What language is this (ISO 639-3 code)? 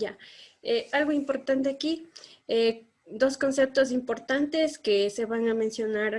spa